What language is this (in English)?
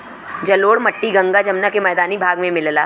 Bhojpuri